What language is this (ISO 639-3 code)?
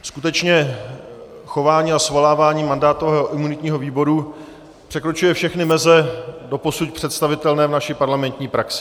ces